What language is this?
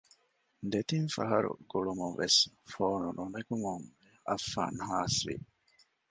Divehi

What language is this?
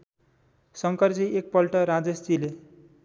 Nepali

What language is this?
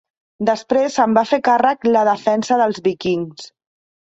Catalan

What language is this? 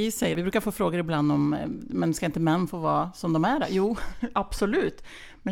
Swedish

